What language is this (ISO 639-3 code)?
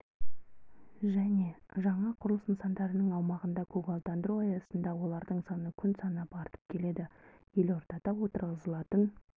kaz